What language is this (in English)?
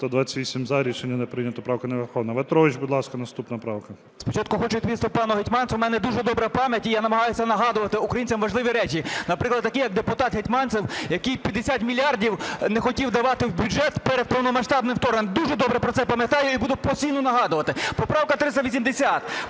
Ukrainian